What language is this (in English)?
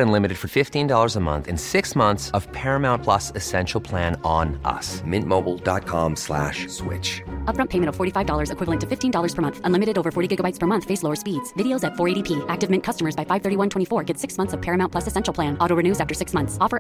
Urdu